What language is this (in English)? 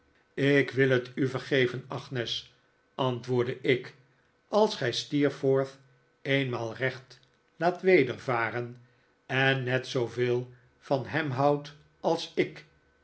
Dutch